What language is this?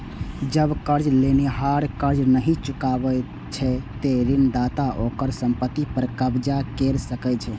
Maithili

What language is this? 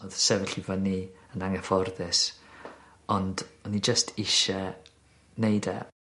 Welsh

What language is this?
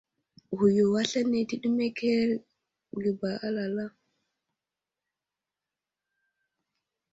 Wuzlam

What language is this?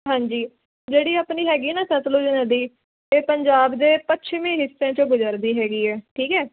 Punjabi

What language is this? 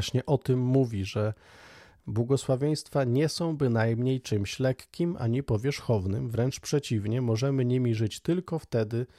Polish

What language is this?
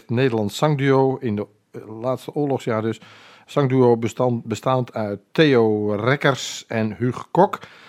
Dutch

